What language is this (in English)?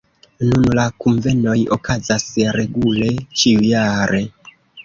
Esperanto